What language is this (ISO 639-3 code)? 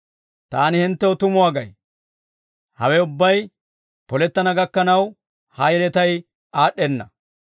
dwr